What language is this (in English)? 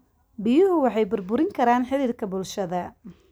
Somali